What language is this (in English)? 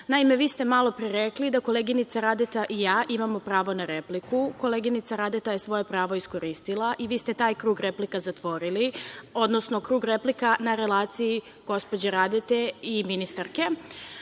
Serbian